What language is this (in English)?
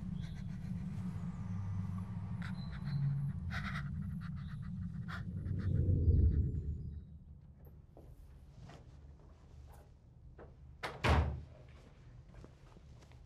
Russian